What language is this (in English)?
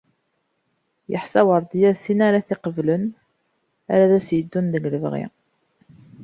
Kabyle